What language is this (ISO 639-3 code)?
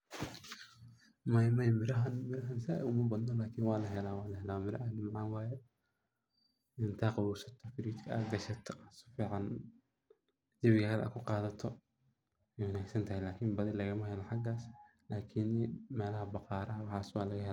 som